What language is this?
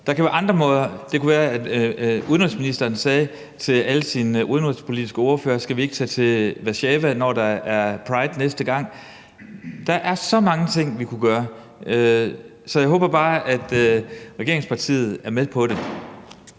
Danish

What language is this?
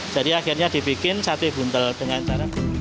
Indonesian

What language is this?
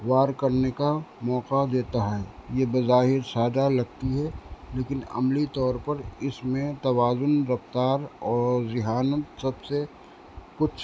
Urdu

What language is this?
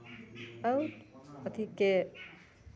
Maithili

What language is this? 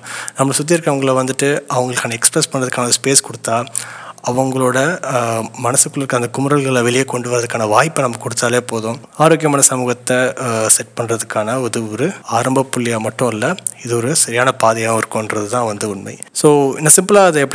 Tamil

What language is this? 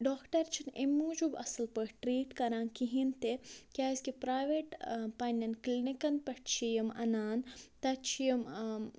Kashmiri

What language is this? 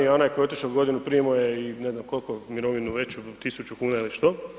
Croatian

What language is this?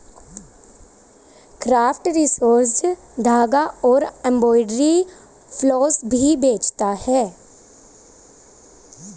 Hindi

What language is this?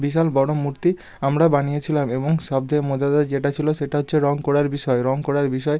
Bangla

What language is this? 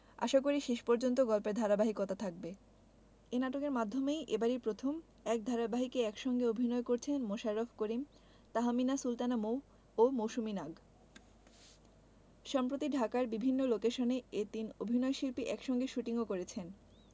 Bangla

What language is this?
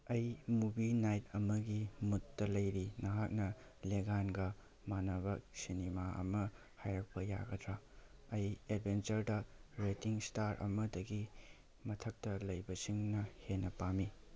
Manipuri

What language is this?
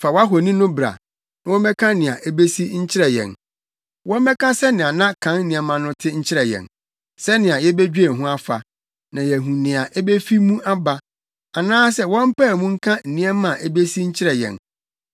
Akan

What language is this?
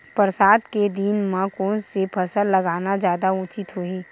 Chhattisgarhi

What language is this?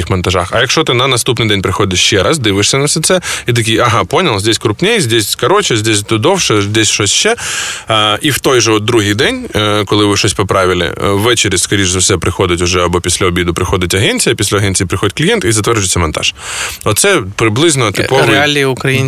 Ukrainian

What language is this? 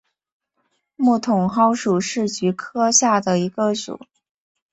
Chinese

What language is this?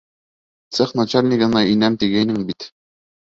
Bashkir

